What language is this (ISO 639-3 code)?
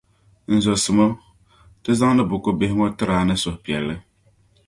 dag